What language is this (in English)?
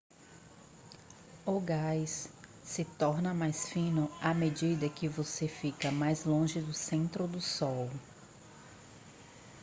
Portuguese